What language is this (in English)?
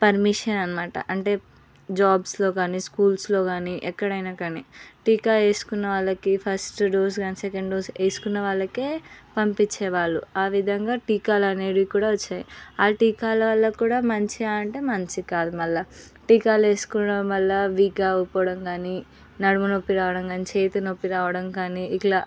Telugu